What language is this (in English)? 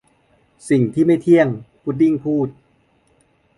Thai